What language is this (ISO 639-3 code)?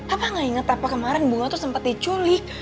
ind